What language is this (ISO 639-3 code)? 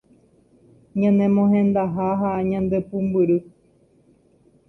grn